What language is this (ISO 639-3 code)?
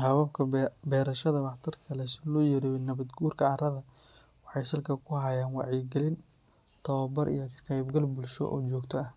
som